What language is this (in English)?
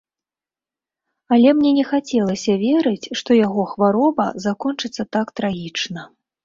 Belarusian